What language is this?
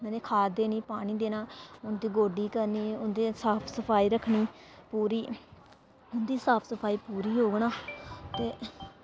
Dogri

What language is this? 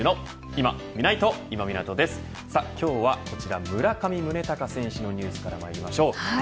Japanese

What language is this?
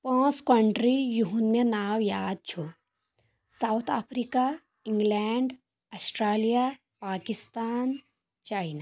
Kashmiri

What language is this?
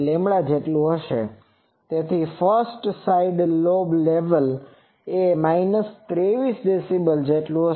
Gujarati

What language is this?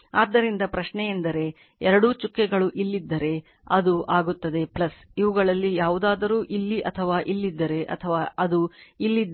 Kannada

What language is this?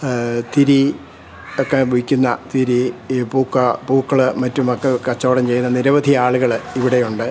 Malayalam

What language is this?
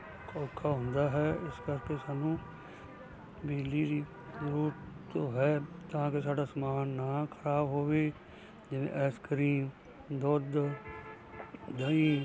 Punjabi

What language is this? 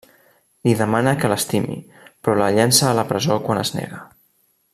Catalan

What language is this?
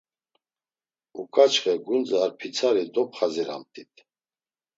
Laz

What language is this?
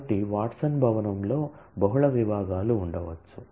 Telugu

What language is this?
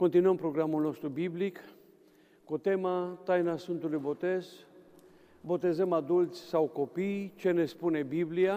Romanian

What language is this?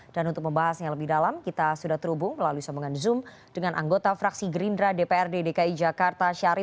Indonesian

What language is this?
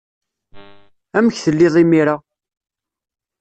Kabyle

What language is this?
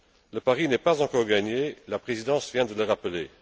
French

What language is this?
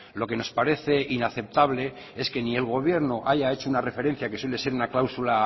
Spanish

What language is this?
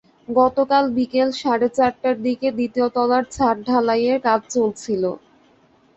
Bangla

